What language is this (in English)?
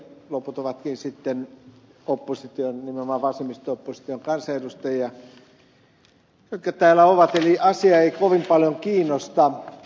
Finnish